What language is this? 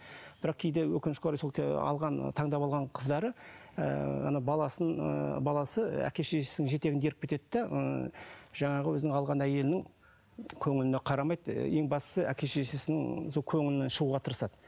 Kazakh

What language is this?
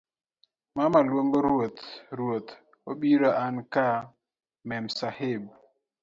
Luo (Kenya and Tanzania)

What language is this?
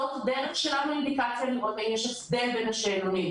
Hebrew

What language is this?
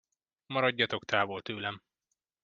Hungarian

